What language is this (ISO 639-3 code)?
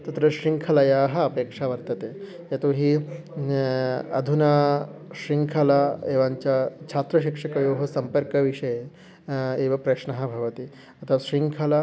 san